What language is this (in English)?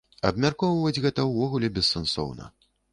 Belarusian